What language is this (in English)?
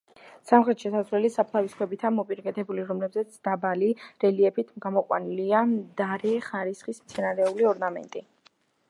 Georgian